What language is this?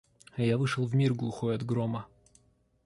Russian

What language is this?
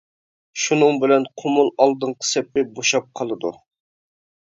Uyghur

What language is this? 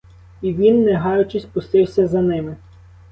Ukrainian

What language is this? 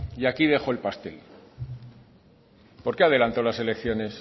Spanish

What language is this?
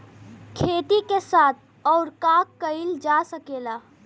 Bhojpuri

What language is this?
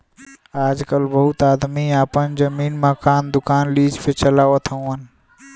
Bhojpuri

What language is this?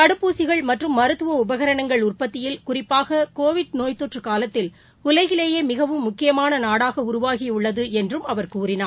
Tamil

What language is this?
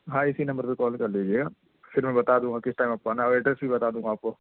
Urdu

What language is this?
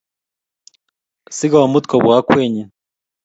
Kalenjin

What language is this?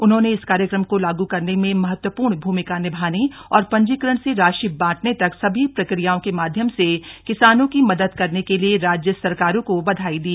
Hindi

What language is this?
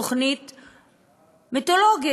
Hebrew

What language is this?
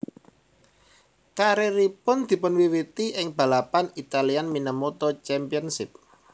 Javanese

